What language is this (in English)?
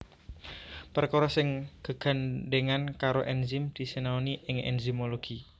Javanese